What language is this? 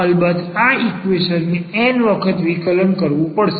Gujarati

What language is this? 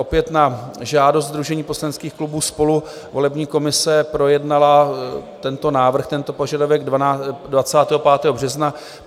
Czech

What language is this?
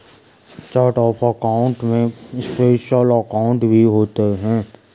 Hindi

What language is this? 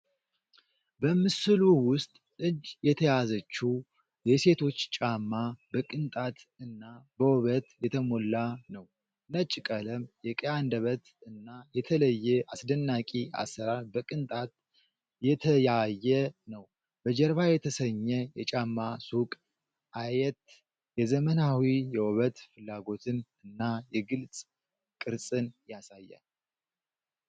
Amharic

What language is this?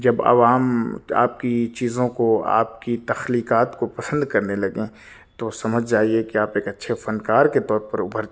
Urdu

